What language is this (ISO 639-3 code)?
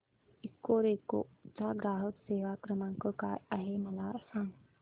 mar